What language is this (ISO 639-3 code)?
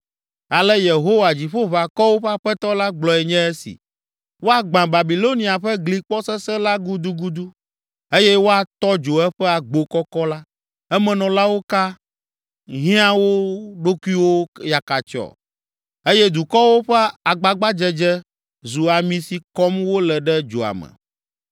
ewe